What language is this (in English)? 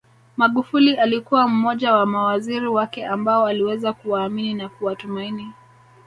Swahili